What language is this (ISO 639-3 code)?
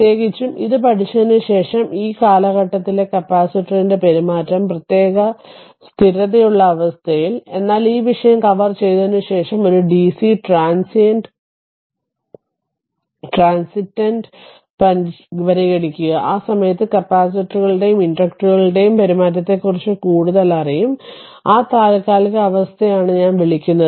mal